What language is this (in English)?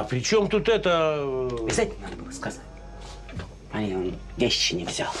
Russian